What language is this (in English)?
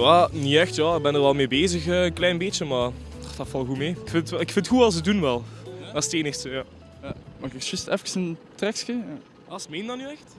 Dutch